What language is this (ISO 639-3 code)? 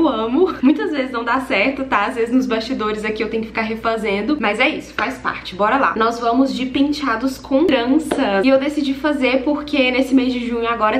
por